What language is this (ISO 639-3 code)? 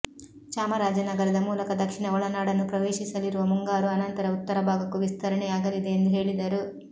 kan